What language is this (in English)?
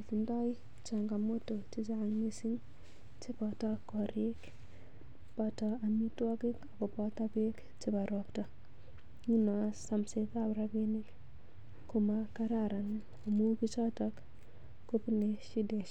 Kalenjin